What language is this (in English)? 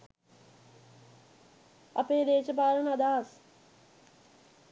Sinhala